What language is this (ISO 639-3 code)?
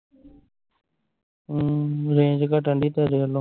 pan